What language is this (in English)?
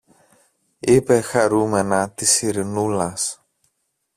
Greek